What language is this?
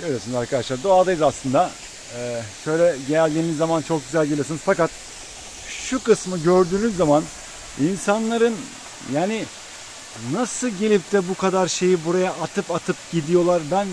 Turkish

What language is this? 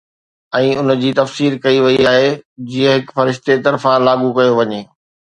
Sindhi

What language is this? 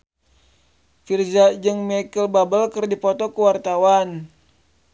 Sundanese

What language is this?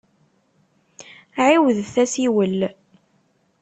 Kabyle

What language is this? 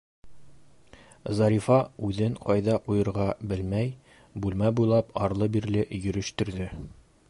Bashkir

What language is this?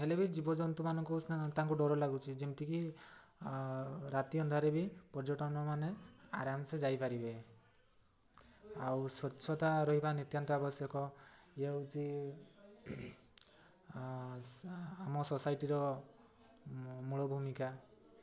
Odia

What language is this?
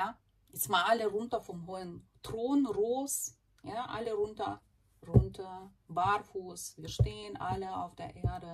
German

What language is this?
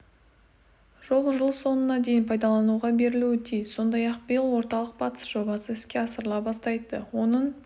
Kazakh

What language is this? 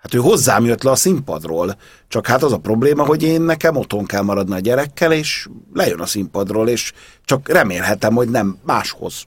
Hungarian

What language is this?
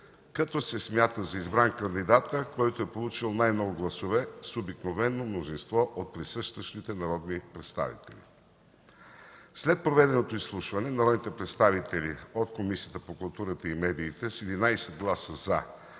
Bulgarian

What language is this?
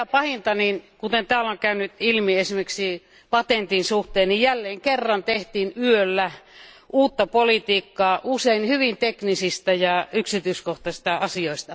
Finnish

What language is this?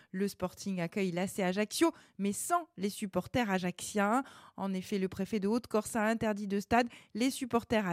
French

